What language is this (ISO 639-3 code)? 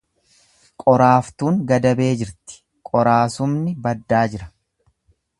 orm